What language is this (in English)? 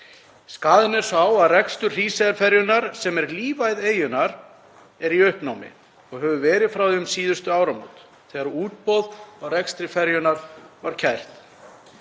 Icelandic